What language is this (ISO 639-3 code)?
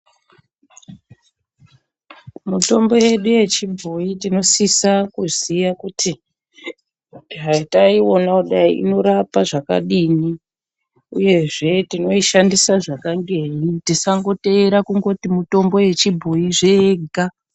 ndc